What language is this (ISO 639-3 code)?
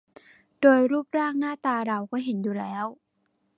tha